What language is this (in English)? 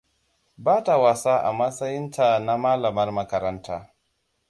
Hausa